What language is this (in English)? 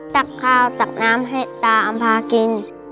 Thai